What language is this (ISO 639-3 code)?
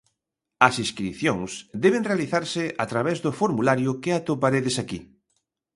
glg